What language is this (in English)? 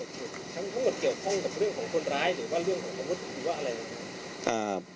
Thai